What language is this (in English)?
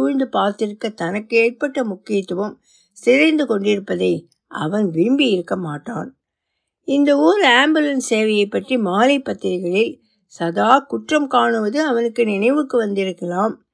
Tamil